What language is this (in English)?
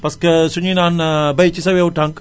Wolof